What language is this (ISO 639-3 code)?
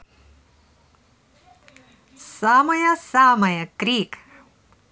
rus